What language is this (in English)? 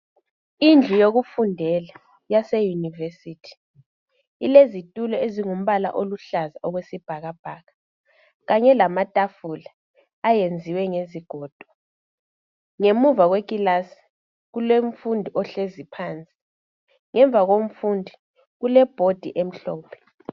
North Ndebele